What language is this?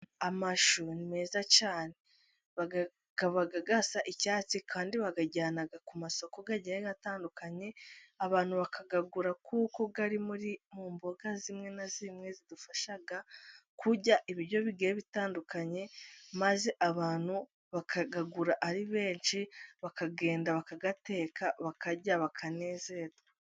Kinyarwanda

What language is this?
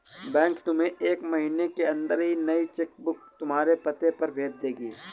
Hindi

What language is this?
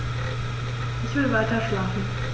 German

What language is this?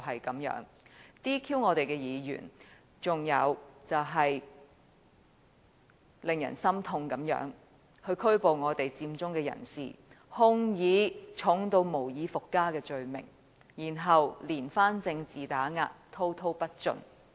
Cantonese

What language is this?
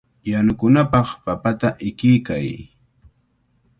Cajatambo North Lima Quechua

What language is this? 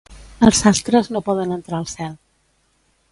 Catalan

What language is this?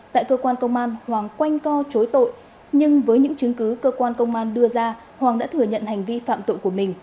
Vietnamese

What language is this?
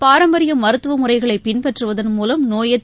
Tamil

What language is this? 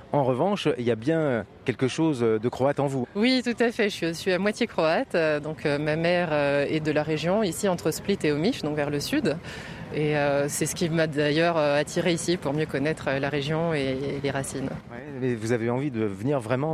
French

